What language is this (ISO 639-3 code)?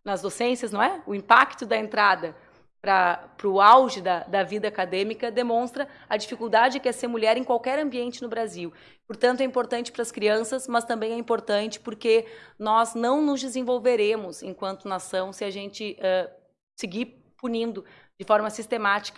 por